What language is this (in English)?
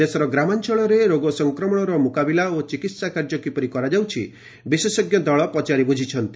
Odia